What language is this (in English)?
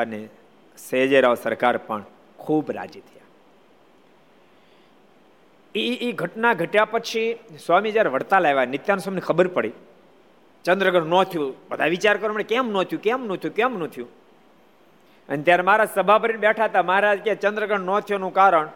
Gujarati